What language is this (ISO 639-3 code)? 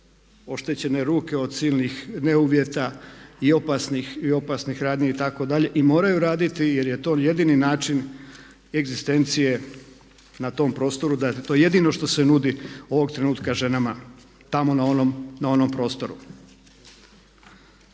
hrv